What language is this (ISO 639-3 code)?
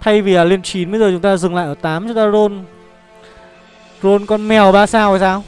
vie